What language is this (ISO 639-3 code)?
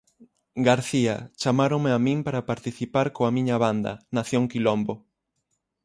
glg